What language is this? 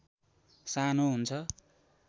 Nepali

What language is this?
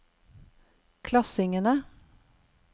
Norwegian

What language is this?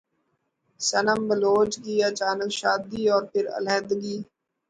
Urdu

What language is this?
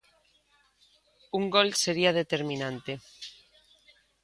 Galician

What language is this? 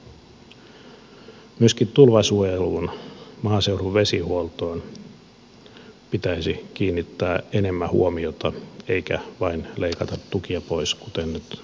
Finnish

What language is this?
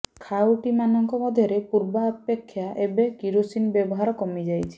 Odia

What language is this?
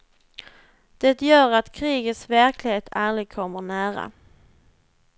Swedish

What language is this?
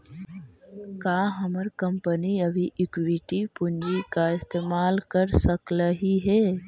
Magahi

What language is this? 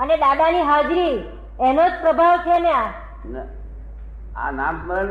Gujarati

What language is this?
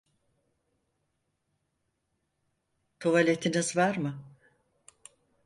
Turkish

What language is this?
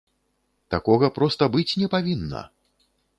Belarusian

